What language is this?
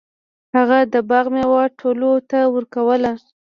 Pashto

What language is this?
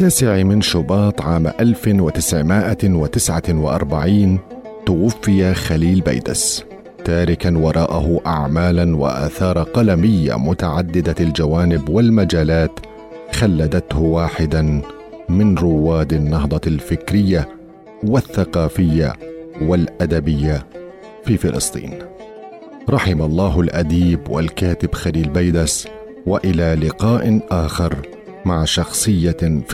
Arabic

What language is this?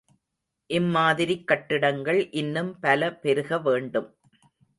Tamil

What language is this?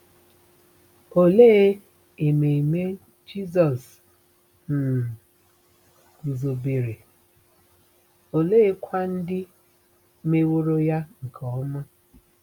Igbo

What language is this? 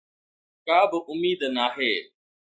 Sindhi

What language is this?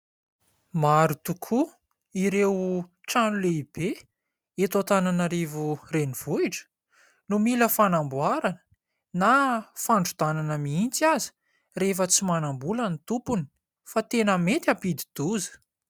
Malagasy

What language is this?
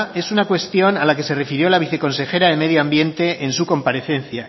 Spanish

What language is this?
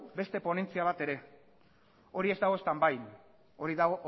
Basque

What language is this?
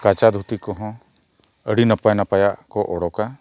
Santali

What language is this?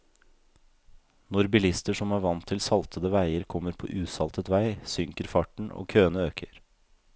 Norwegian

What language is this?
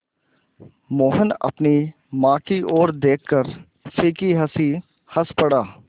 Hindi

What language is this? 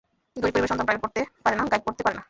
Bangla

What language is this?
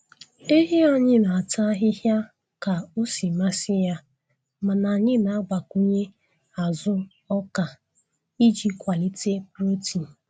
Igbo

